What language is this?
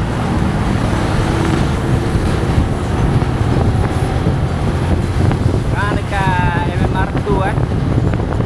Malay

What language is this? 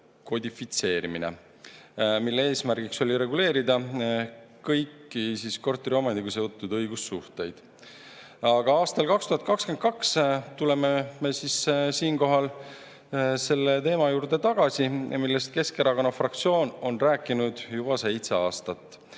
Estonian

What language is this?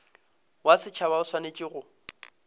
Northern Sotho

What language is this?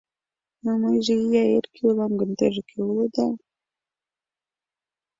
Mari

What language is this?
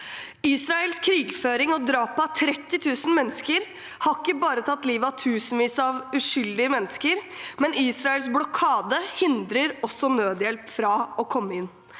Norwegian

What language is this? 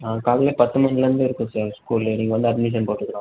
Tamil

